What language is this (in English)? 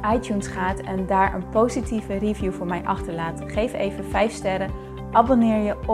Dutch